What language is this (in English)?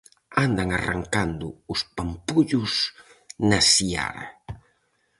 Galician